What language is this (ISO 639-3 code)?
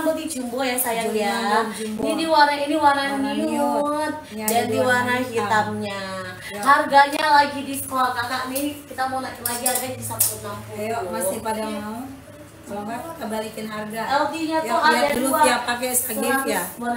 ind